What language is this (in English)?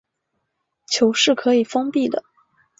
Chinese